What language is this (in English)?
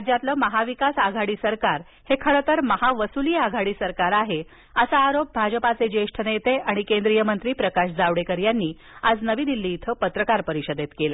Marathi